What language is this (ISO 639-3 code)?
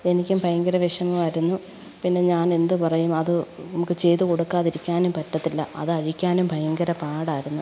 mal